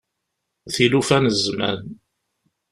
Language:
Kabyle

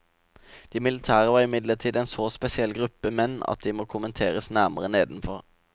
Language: Norwegian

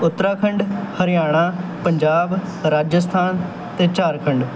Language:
Punjabi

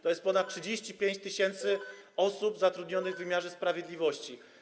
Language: Polish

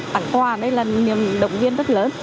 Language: Vietnamese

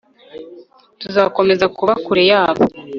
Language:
Kinyarwanda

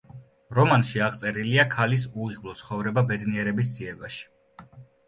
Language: Georgian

